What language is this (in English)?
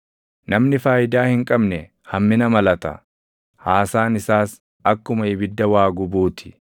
Oromo